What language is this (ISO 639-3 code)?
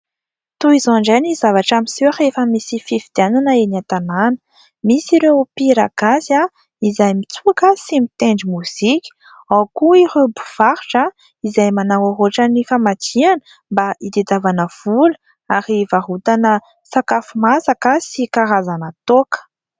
mlg